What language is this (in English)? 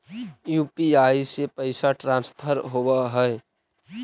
Magahi